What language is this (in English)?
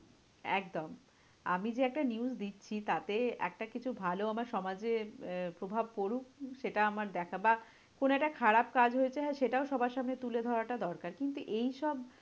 Bangla